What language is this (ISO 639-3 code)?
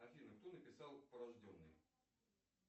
rus